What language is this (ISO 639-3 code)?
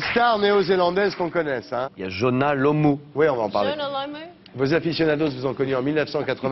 fra